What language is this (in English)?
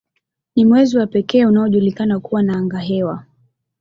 Swahili